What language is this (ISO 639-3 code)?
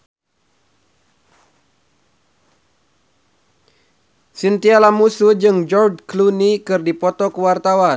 sun